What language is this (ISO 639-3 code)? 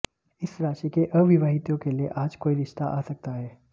hin